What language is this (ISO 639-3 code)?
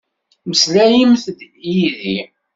kab